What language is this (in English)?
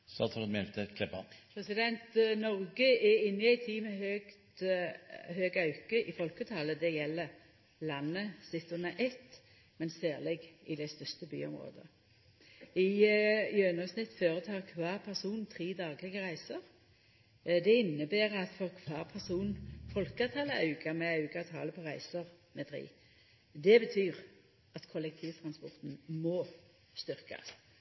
Norwegian Nynorsk